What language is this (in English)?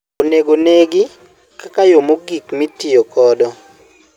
Luo (Kenya and Tanzania)